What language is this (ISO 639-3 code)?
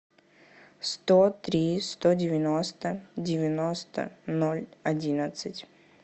rus